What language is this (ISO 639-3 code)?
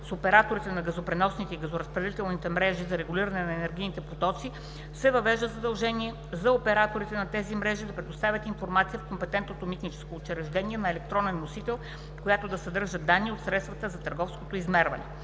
bul